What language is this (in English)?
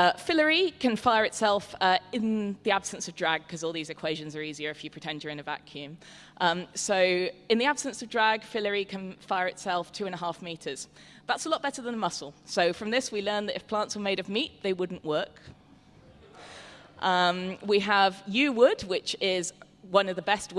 English